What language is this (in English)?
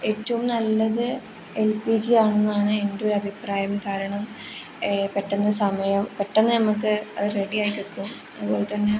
Malayalam